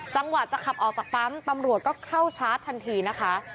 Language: Thai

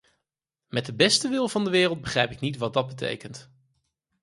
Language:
Dutch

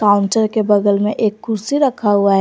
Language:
Hindi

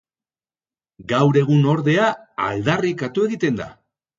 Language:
Basque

